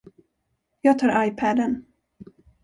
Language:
Swedish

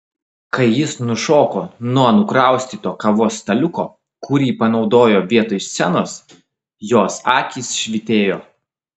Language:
Lithuanian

